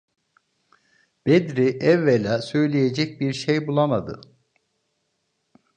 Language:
Turkish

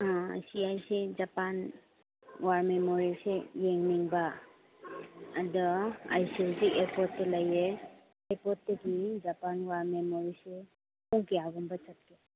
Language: Manipuri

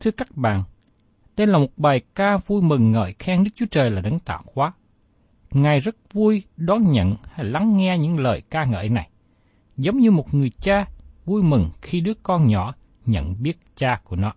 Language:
Vietnamese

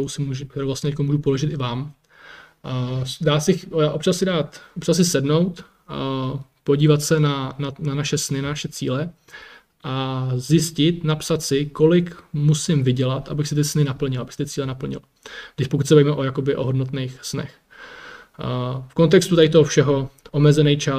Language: Czech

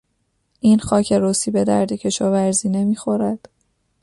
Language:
Persian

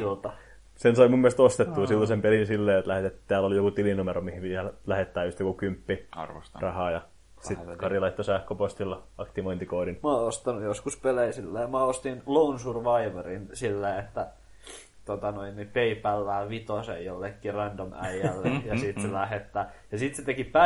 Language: Finnish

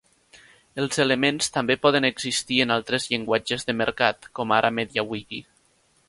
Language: Catalan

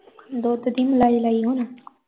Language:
Punjabi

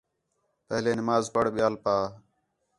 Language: Khetrani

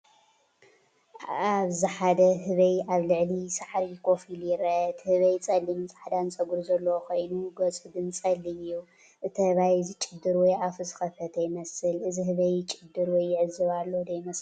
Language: Tigrinya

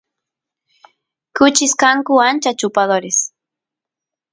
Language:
Santiago del Estero Quichua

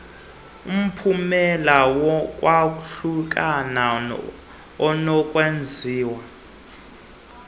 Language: Xhosa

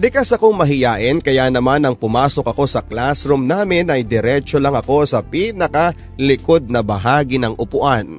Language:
Filipino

